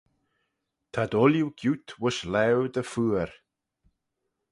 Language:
Manx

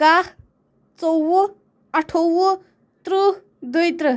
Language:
Kashmiri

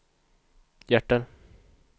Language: Swedish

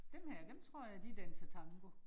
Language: Danish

